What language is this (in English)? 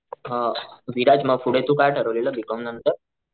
Marathi